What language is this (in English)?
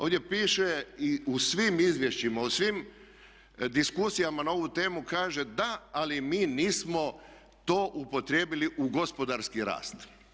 Croatian